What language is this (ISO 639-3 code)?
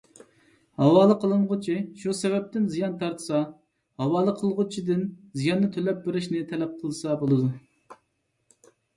uig